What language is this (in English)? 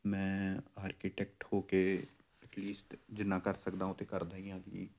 Punjabi